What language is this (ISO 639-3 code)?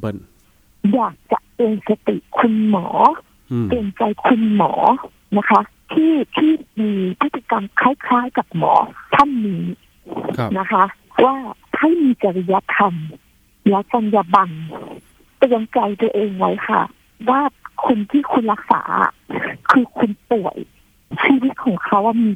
tha